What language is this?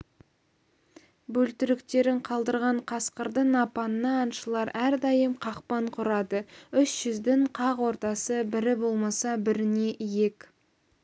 Kazakh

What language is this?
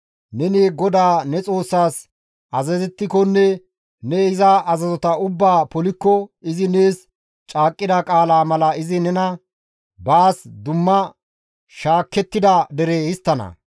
Gamo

